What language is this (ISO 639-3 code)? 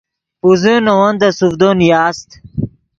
ydg